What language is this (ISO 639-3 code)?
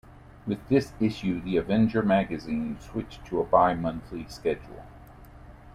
eng